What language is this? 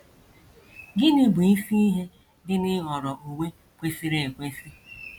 Igbo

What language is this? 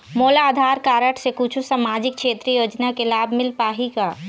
Chhattisgarhi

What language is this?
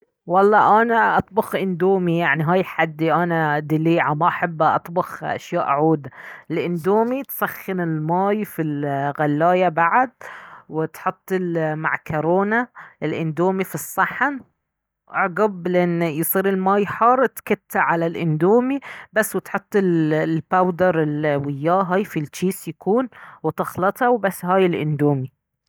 Baharna Arabic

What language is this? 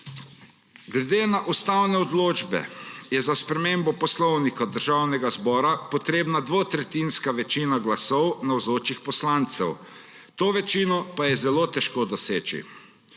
Slovenian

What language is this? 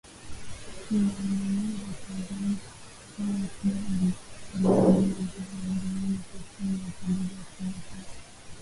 Swahili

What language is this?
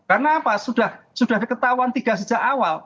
Indonesian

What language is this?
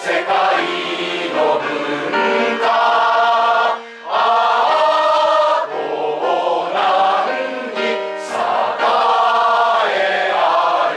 Romanian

